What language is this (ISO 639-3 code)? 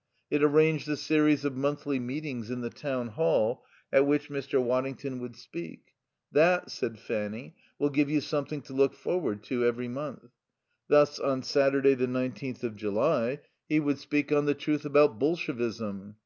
eng